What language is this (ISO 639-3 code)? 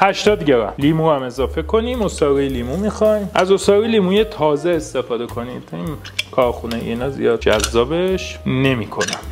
fas